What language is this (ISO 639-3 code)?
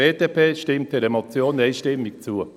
gsw